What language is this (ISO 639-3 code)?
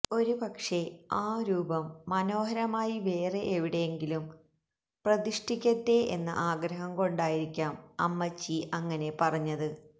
mal